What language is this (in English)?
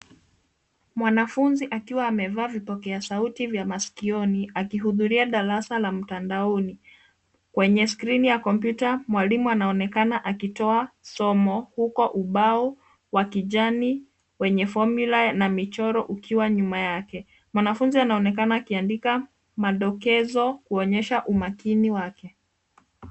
Swahili